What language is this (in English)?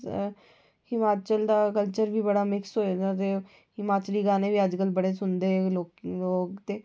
Dogri